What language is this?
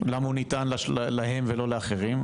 Hebrew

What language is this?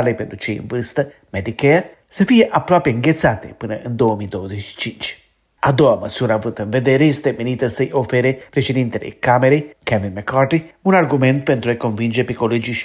Romanian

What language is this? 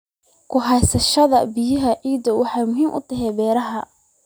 Somali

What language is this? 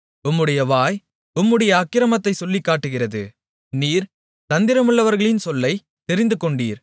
Tamil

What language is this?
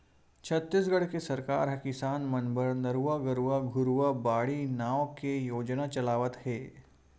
Chhattisgarhi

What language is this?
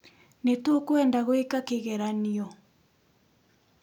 Kikuyu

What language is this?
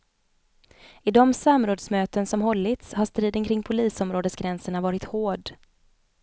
Swedish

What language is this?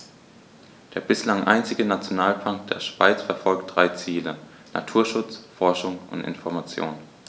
German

